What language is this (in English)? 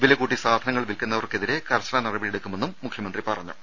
Malayalam